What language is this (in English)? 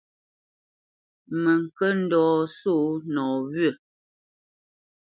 Bamenyam